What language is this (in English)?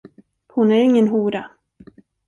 Swedish